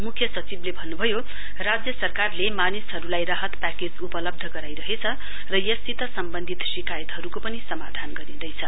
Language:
Nepali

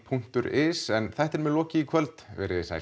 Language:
Icelandic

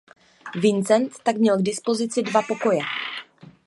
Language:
Czech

